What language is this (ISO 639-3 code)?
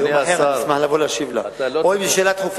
heb